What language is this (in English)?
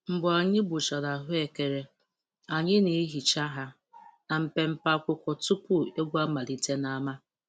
Igbo